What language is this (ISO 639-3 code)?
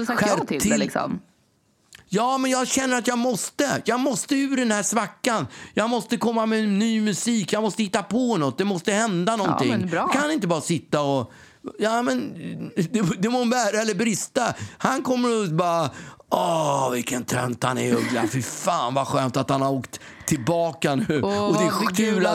swe